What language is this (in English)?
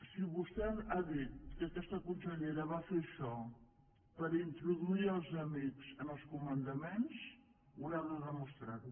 Catalan